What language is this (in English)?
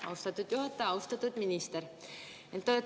Estonian